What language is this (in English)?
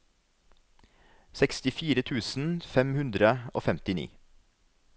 Norwegian